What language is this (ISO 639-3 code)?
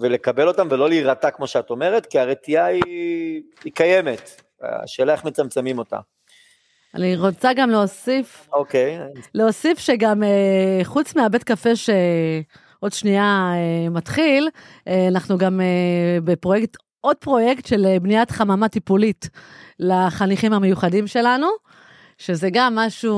heb